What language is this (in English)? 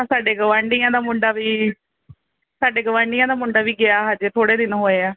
Punjabi